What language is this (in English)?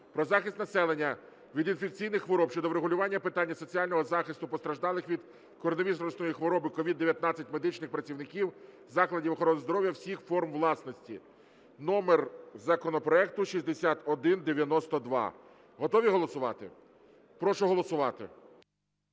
Ukrainian